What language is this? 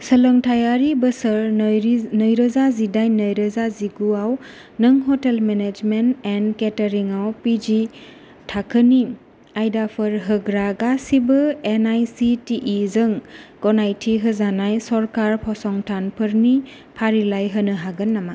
Bodo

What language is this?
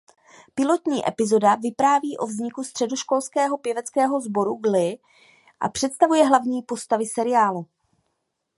Czech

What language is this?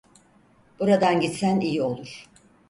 Turkish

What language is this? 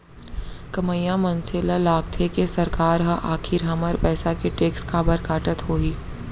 Chhattisgarhi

